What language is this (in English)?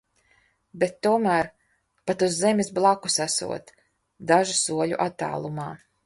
Latvian